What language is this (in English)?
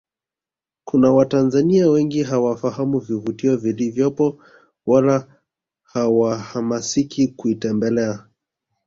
Swahili